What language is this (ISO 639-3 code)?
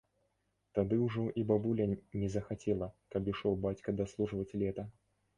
bel